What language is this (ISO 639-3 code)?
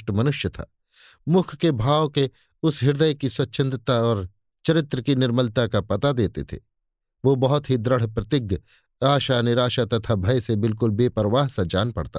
hin